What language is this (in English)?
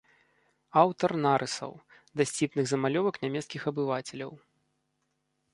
Belarusian